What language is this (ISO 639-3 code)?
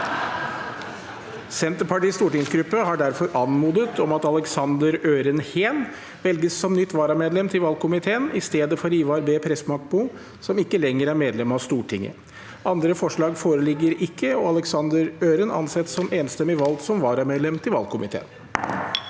nor